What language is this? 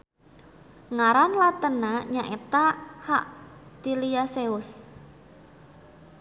Sundanese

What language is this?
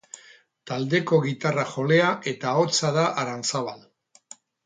Basque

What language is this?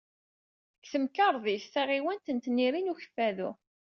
Kabyle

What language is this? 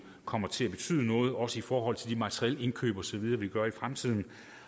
Danish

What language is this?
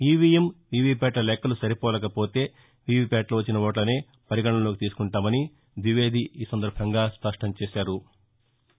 Telugu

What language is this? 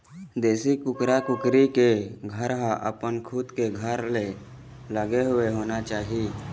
Chhattisgarhi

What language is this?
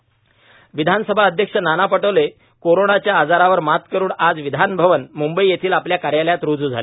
Marathi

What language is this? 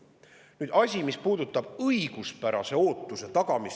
Estonian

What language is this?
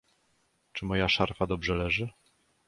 Polish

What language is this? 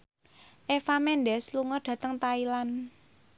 Javanese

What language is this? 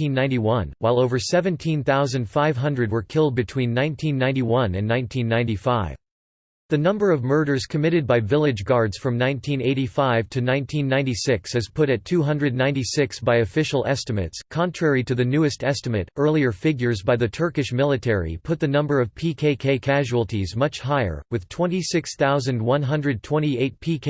English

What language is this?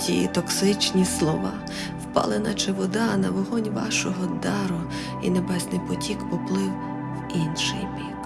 Ukrainian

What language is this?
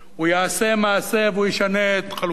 Hebrew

